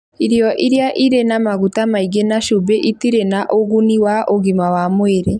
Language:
Kikuyu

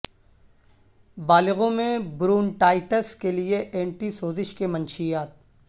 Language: Urdu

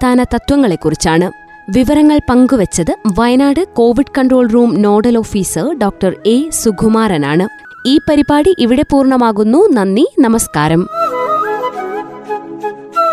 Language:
Malayalam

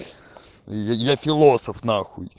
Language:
Russian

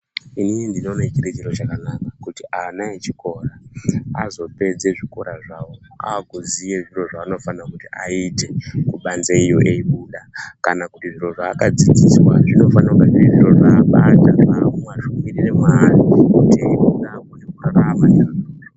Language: Ndau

